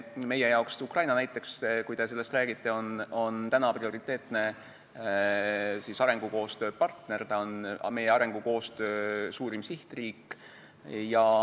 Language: Estonian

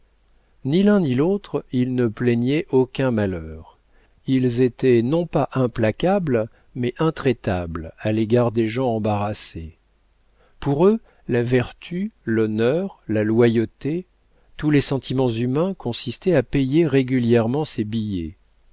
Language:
French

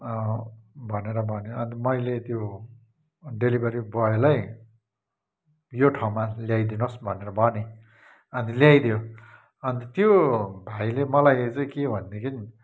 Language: Nepali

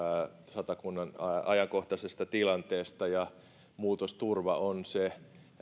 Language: Finnish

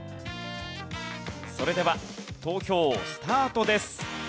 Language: Japanese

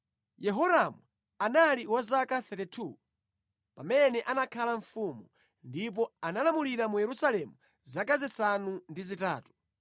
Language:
Nyanja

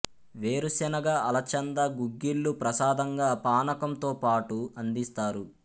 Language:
Telugu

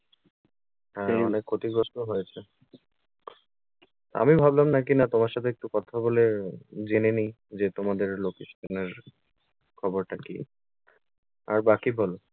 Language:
Bangla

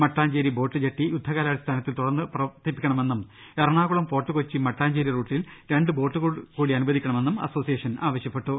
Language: Malayalam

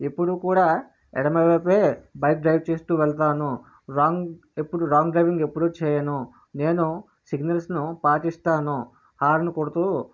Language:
Telugu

